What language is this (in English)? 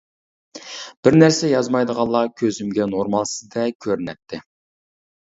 Uyghur